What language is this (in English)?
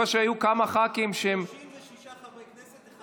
Hebrew